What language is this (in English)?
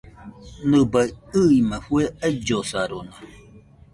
Nüpode Huitoto